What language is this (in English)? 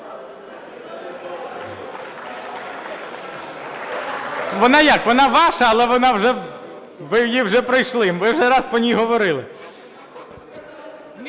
Ukrainian